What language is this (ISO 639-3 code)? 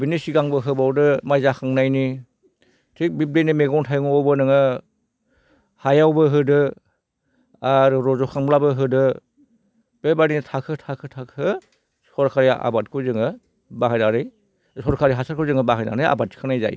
brx